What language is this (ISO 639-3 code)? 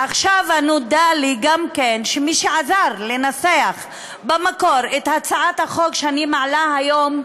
heb